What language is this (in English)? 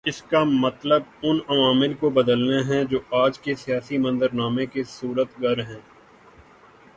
Urdu